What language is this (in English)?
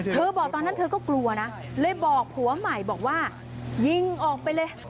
Thai